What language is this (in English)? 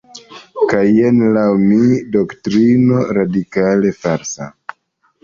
Esperanto